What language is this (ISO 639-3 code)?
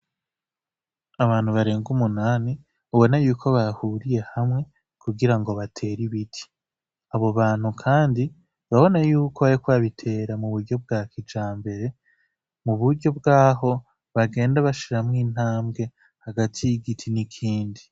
run